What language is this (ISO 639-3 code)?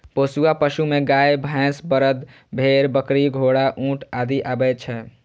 mai